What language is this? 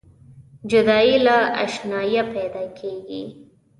Pashto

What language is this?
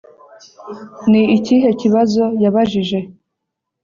Kinyarwanda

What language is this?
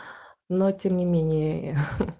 Russian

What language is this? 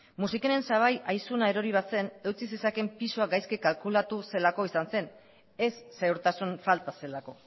Basque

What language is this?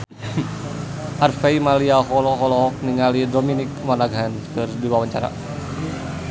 Sundanese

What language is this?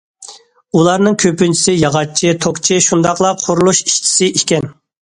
Uyghur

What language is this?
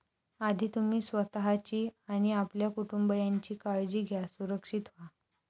Marathi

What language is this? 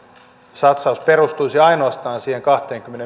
Finnish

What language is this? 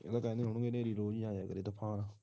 Punjabi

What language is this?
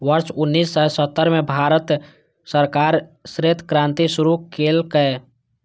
Maithili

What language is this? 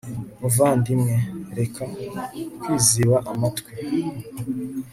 Kinyarwanda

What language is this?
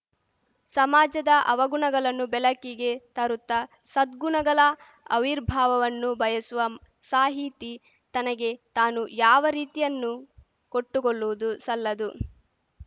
Kannada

